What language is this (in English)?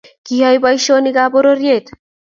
Kalenjin